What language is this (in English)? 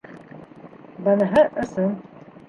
Bashkir